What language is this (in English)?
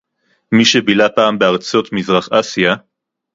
Hebrew